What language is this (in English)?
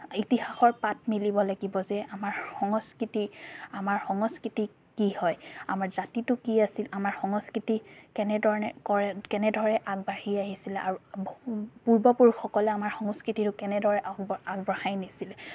Assamese